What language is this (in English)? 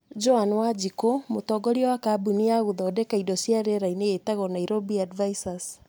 Kikuyu